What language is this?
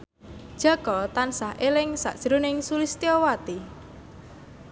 Javanese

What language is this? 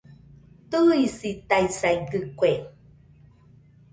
Nüpode Huitoto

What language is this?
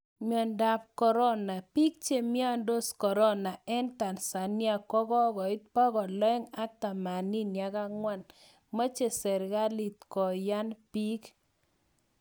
Kalenjin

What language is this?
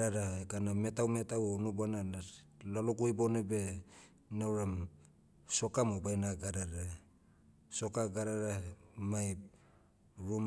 Motu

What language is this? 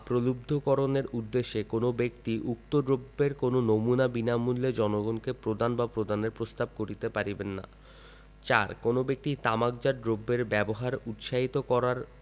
Bangla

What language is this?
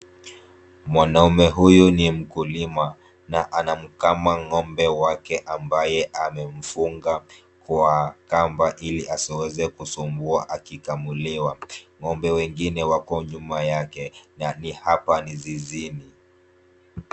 Swahili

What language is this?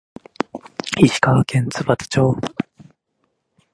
Japanese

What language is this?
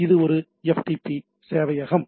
Tamil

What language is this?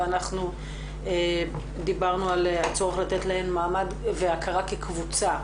Hebrew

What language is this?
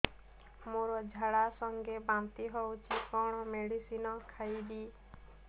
Odia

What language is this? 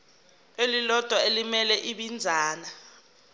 Zulu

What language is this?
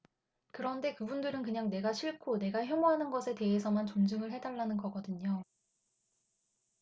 Korean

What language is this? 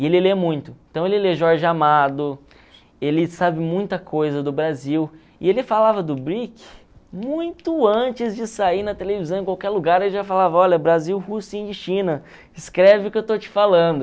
Portuguese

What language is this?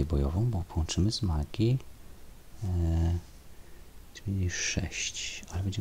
Polish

